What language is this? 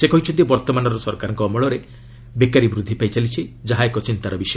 Odia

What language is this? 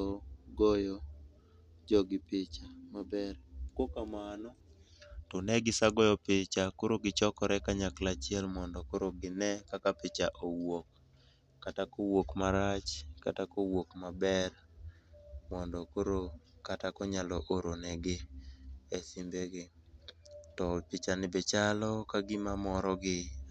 Luo (Kenya and Tanzania)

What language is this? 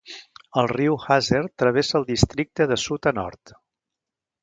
Catalan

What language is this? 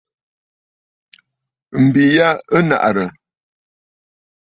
Bafut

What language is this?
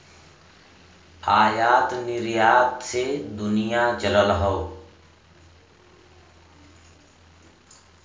Bhojpuri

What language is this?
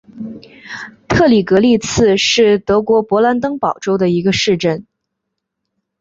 Chinese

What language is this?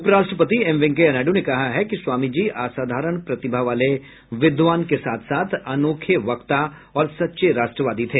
Hindi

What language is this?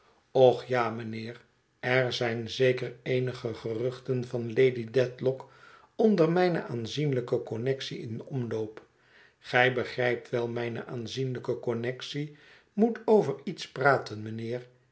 Dutch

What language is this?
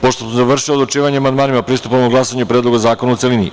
Serbian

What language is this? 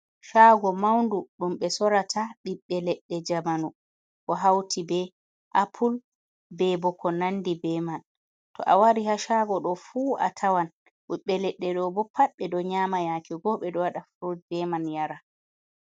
Fula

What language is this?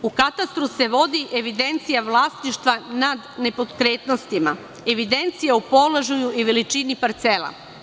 Serbian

